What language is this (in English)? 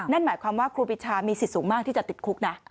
Thai